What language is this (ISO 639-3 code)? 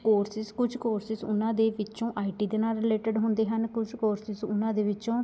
pan